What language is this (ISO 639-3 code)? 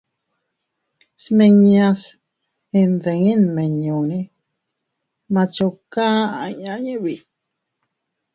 cut